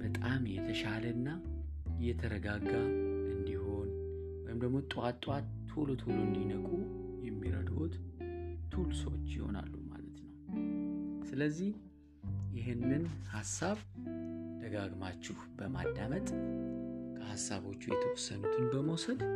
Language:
Amharic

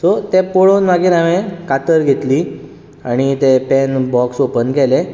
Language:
Konkani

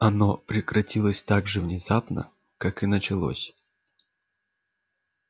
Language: Russian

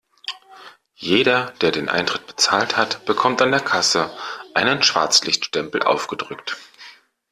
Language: German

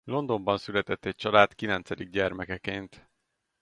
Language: Hungarian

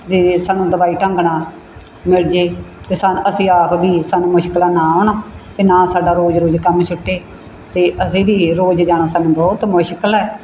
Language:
Punjabi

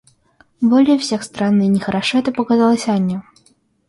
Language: Russian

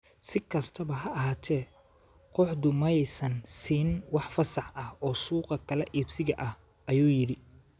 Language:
Somali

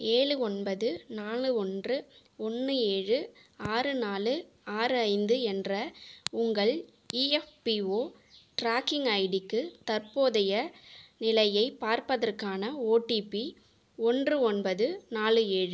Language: Tamil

